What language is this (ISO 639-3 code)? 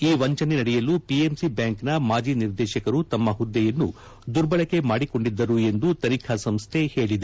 kan